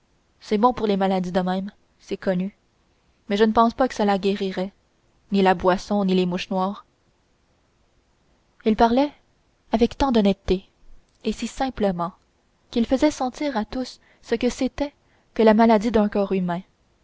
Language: French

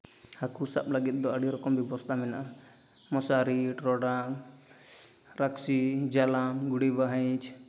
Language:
Santali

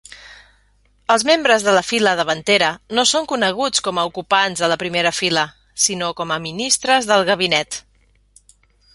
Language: Catalan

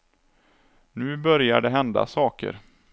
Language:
Swedish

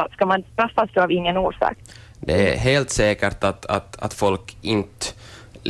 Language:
Swedish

